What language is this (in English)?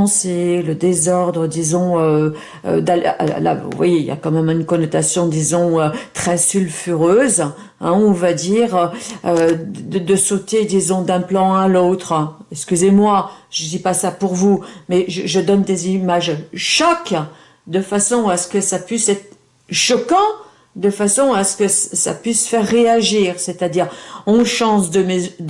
French